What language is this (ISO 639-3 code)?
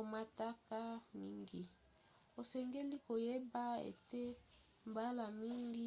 lin